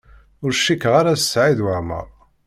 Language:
Kabyle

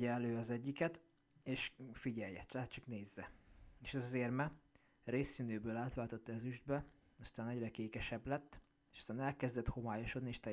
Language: Hungarian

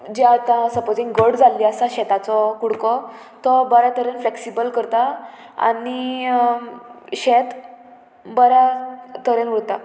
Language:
Konkani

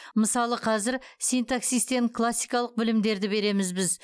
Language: Kazakh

